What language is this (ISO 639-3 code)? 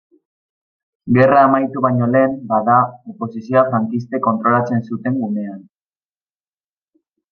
eus